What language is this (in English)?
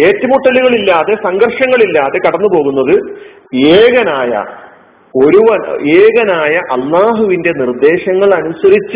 Malayalam